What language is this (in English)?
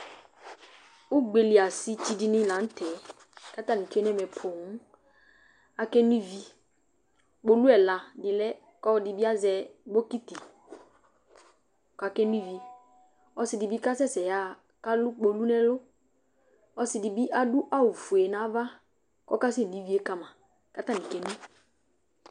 Ikposo